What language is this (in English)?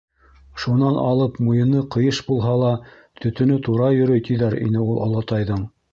Bashkir